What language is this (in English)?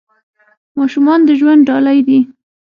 Pashto